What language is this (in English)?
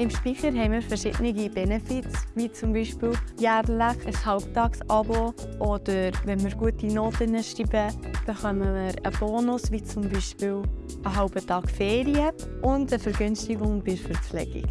German